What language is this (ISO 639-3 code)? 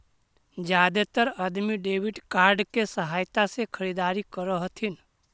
mag